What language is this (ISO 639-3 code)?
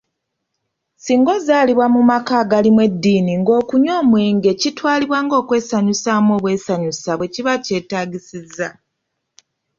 lug